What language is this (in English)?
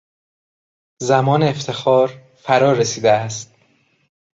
Persian